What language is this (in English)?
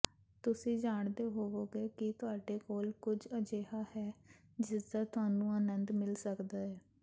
Punjabi